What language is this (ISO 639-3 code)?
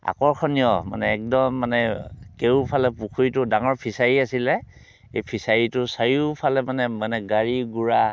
asm